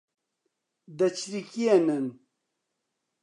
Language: Central Kurdish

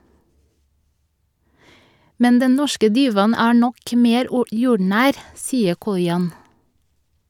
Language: Norwegian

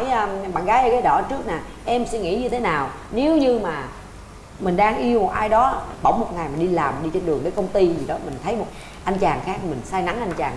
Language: Vietnamese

